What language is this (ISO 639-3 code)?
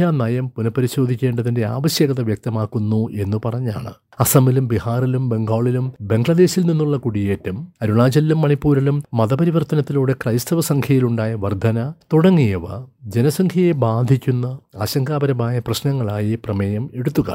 mal